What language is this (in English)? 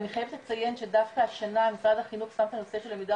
Hebrew